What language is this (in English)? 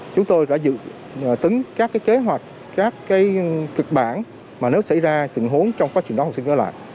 Vietnamese